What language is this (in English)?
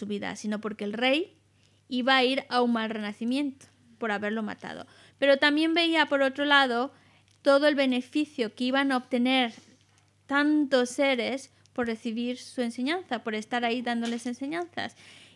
Spanish